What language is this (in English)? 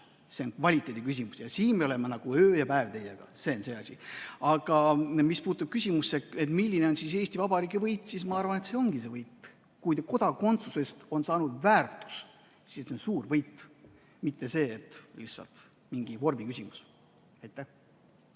Estonian